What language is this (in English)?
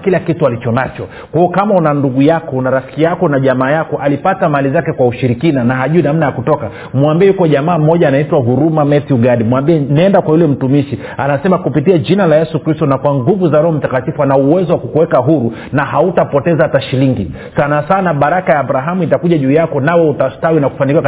Swahili